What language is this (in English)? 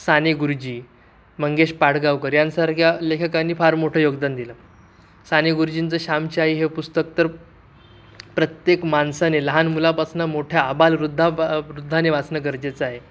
Marathi